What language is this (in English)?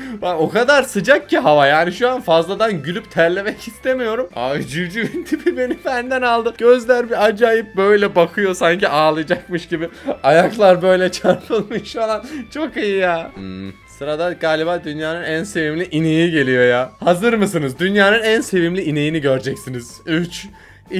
Turkish